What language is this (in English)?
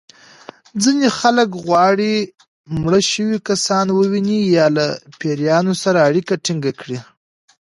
Pashto